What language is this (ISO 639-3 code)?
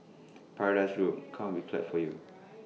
eng